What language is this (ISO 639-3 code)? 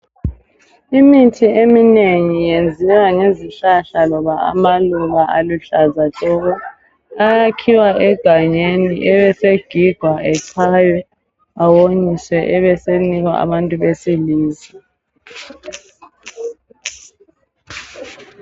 nde